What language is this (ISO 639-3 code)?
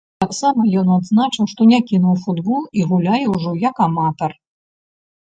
bel